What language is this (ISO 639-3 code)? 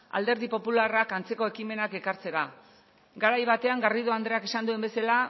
eus